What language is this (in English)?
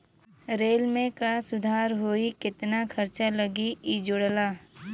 Bhojpuri